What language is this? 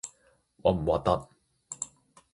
Cantonese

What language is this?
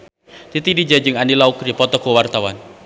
Sundanese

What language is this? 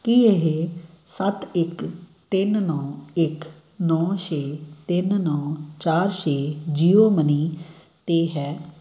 Punjabi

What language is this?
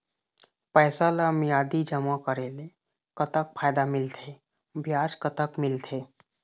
Chhattisgarhi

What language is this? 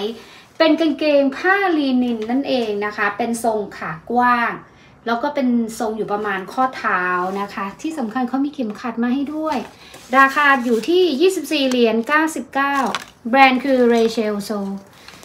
Thai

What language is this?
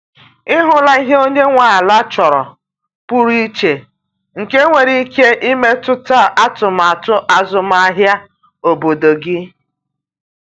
Igbo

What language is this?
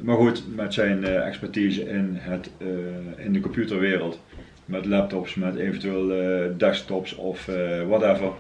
Dutch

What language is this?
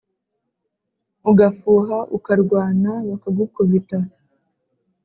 Kinyarwanda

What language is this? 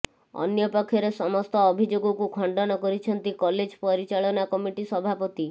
Odia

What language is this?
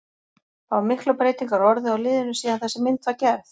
Icelandic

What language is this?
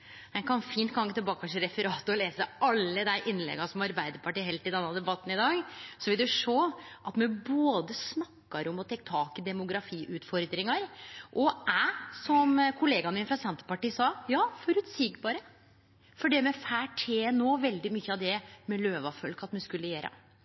Norwegian Nynorsk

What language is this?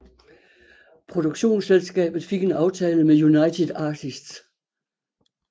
Danish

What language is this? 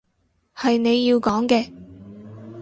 Cantonese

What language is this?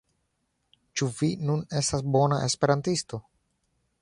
Esperanto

